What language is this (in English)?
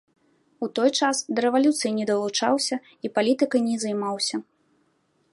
Belarusian